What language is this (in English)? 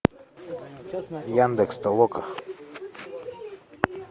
Russian